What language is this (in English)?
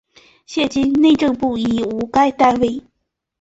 Chinese